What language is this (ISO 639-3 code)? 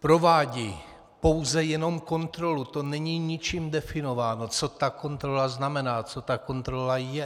ces